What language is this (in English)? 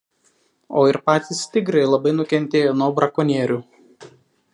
Lithuanian